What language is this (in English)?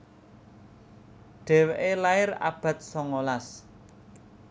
Javanese